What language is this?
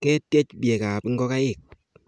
Kalenjin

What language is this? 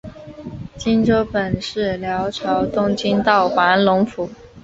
Chinese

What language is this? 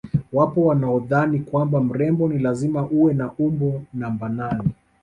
Swahili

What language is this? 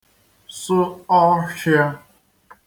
Igbo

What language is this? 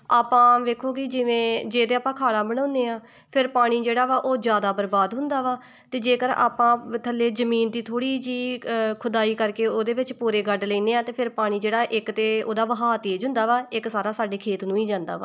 Punjabi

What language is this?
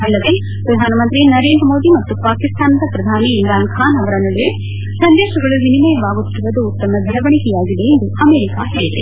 Kannada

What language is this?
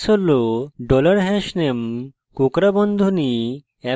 Bangla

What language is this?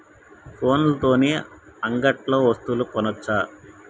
Telugu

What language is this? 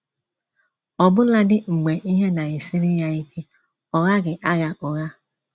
Igbo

